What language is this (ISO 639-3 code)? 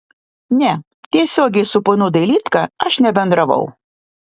lit